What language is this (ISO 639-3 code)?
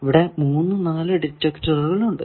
mal